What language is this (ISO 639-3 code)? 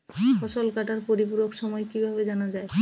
ben